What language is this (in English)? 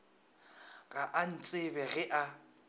Northern Sotho